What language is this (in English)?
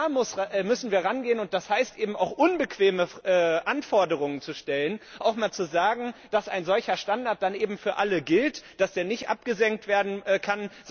German